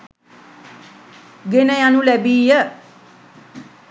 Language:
Sinhala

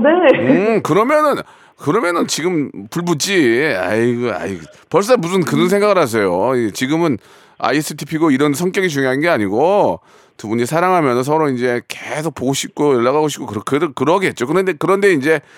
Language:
Korean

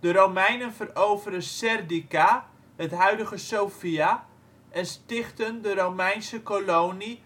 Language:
Dutch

